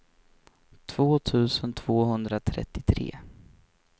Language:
Swedish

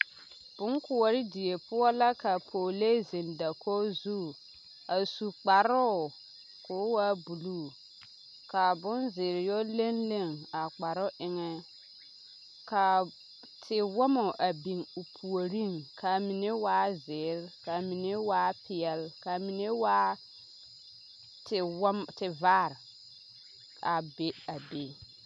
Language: Southern Dagaare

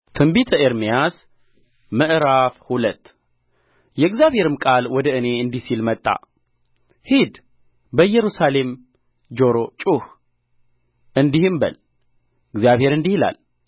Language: Amharic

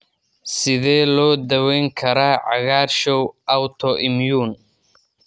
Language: Somali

